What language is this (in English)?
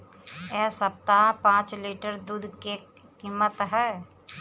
Bhojpuri